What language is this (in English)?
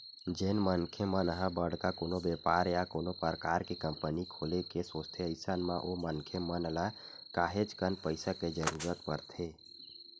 Chhattisgarhi